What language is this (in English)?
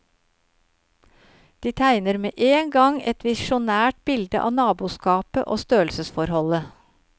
Norwegian